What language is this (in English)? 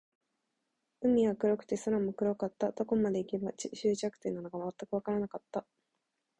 Japanese